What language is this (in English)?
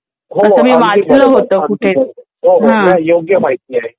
Marathi